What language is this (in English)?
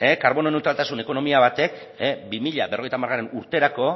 Basque